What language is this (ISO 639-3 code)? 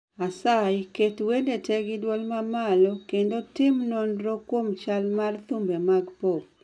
luo